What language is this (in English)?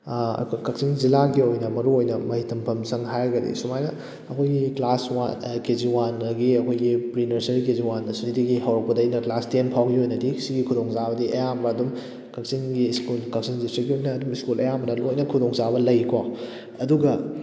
Manipuri